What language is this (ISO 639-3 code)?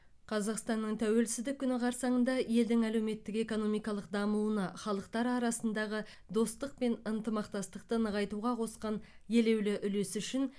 kaz